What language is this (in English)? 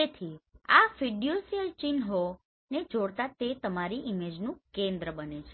Gujarati